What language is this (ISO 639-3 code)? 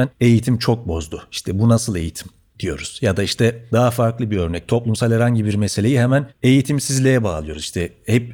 tur